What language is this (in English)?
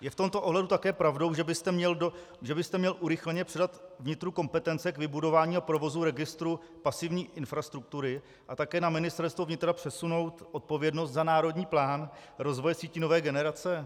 Czech